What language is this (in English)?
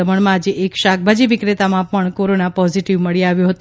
Gujarati